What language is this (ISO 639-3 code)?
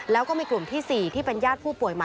tha